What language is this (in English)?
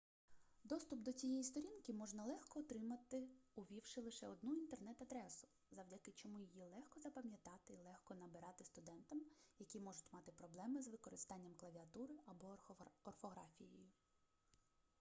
Ukrainian